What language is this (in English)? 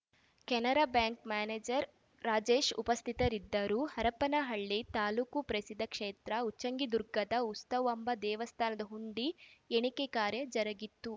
Kannada